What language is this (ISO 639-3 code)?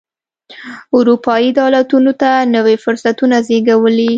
pus